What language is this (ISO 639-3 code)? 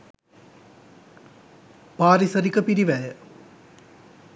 sin